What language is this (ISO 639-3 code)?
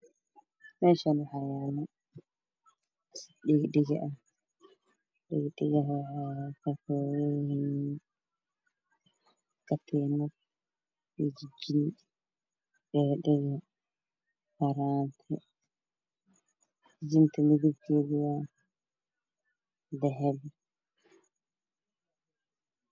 som